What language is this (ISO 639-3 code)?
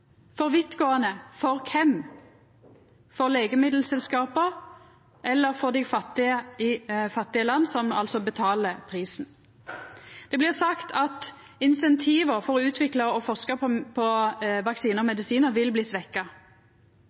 nno